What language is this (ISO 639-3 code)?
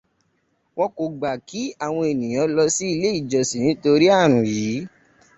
yor